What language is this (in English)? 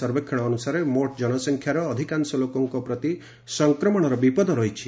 Odia